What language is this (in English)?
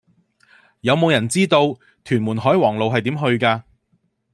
Cantonese